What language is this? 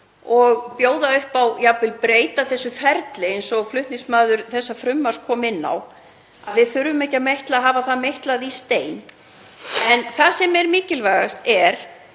Icelandic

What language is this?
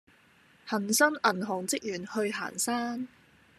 Cantonese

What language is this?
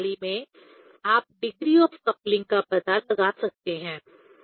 Hindi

